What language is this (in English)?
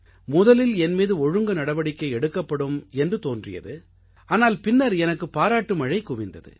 Tamil